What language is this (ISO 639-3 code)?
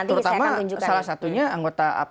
ind